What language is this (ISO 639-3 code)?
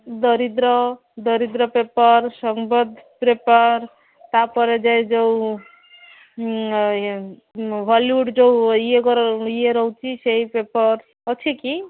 ori